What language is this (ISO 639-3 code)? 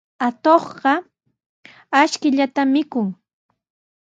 qws